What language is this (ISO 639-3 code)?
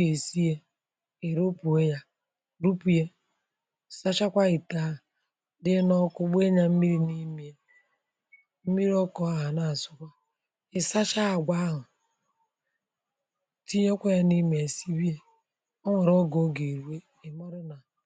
ibo